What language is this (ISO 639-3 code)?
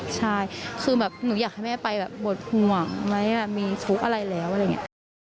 tha